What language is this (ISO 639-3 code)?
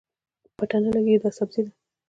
pus